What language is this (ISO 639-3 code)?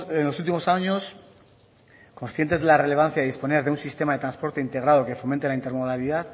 spa